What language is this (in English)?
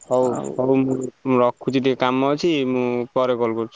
Odia